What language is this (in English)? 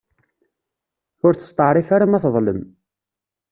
Kabyle